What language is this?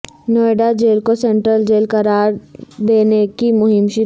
Urdu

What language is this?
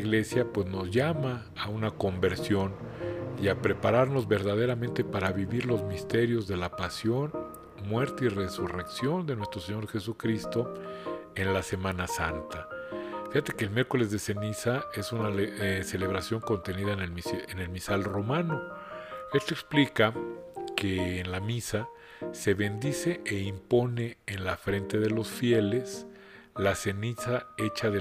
Spanish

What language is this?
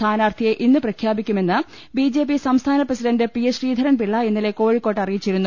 Malayalam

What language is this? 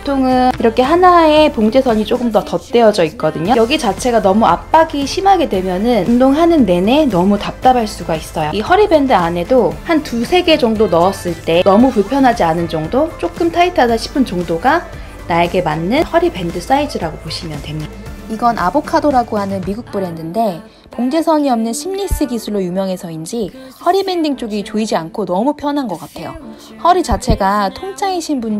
Korean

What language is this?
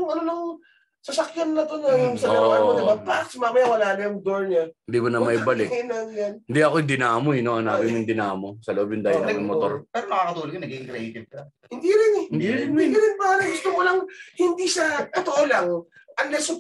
Filipino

